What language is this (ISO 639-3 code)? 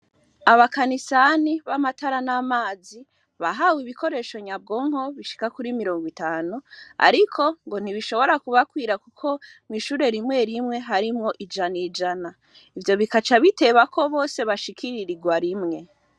run